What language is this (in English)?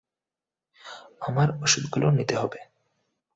Bangla